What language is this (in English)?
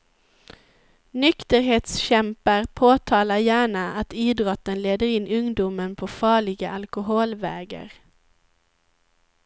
Swedish